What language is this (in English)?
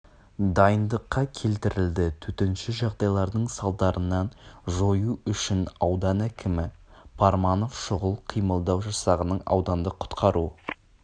Kazakh